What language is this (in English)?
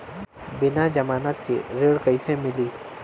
Bhojpuri